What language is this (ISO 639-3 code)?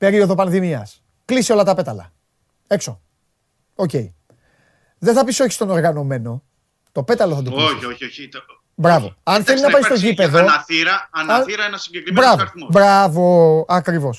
ell